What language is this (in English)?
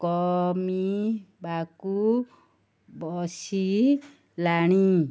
Odia